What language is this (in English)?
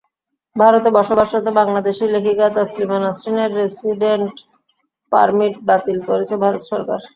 Bangla